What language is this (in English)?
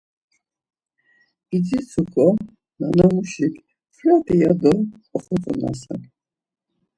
Laz